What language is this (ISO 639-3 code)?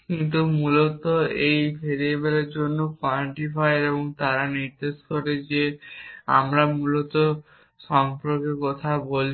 ben